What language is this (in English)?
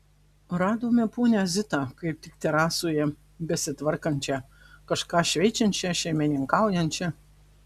Lithuanian